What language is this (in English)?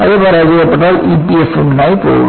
Malayalam